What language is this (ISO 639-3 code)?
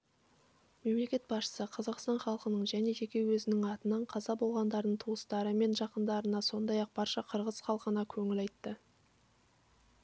kaz